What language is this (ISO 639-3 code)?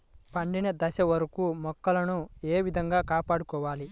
tel